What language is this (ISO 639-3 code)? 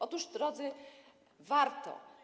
pol